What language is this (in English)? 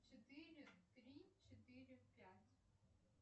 Russian